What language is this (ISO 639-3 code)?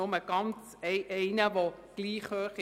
gsw